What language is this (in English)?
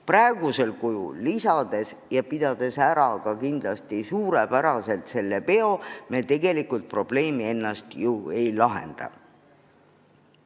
Estonian